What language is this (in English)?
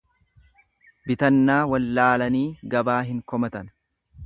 Oromo